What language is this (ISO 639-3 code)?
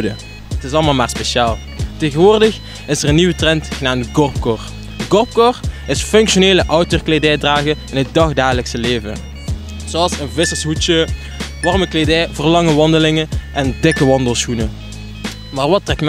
nld